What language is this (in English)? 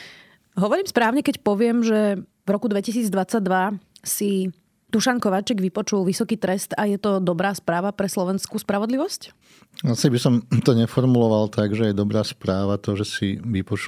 Slovak